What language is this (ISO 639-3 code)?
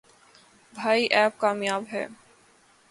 urd